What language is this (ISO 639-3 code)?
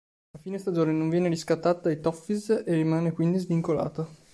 ita